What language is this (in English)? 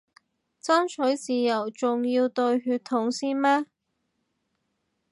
Cantonese